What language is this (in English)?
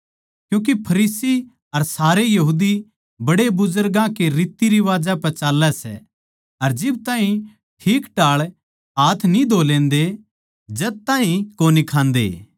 Haryanvi